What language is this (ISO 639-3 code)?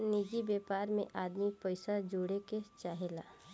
bho